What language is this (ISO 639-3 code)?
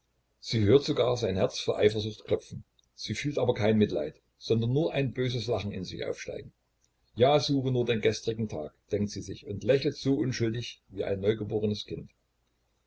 deu